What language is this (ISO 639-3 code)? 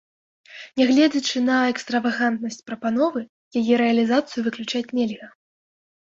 bel